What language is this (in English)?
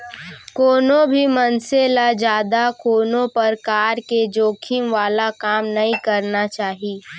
Chhattisgarhi